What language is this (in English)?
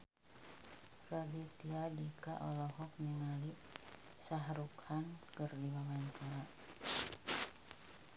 Sundanese